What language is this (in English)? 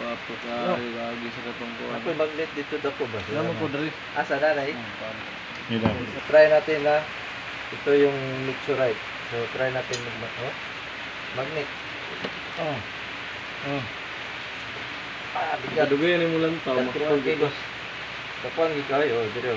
Filipino